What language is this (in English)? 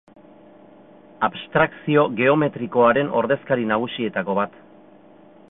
Basque